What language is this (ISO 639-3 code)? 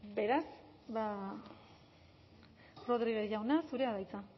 eus